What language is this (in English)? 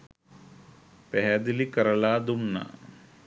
Sinhala